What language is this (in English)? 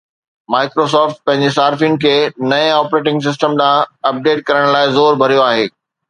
Sindhi